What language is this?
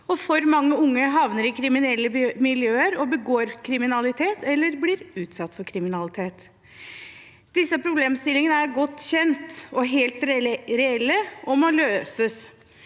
Norwegian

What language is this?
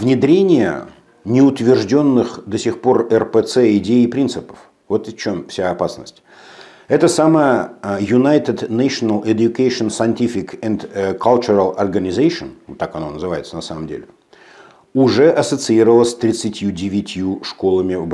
Russian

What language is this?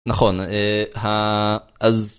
Hebrew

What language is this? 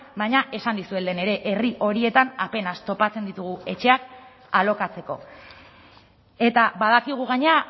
Basque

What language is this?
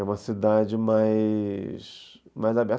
Portuguese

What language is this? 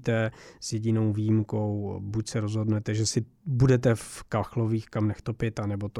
Czech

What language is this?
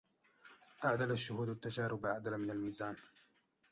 Arabic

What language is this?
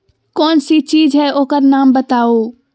Magahi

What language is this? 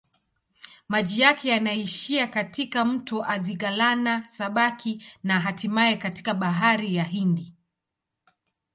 Swahili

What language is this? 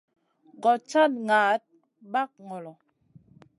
Masana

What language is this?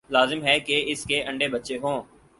Urdu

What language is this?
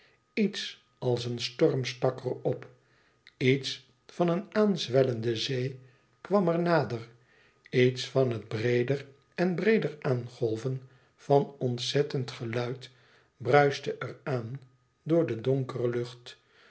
Dutch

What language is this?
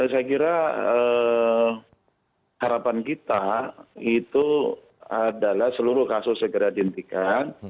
Indonesian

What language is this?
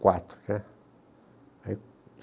Portuguese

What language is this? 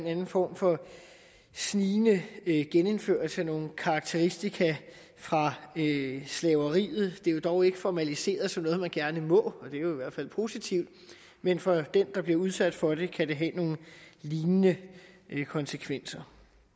Danish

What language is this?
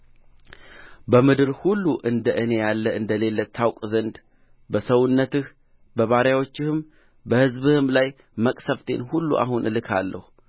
Amharic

